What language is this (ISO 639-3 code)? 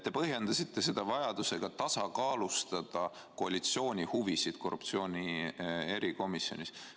est